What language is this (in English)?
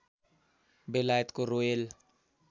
Nepali